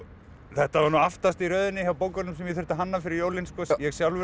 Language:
Icelandic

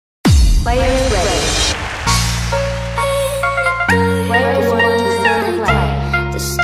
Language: Thai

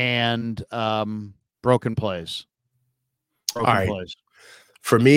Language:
English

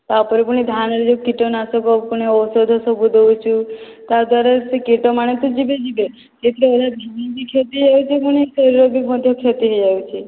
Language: Odia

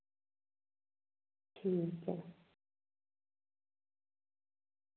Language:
Dogri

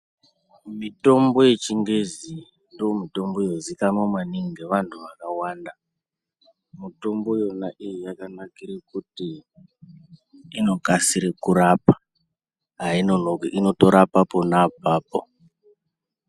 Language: Ndau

